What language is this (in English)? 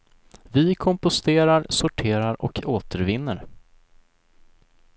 Swedish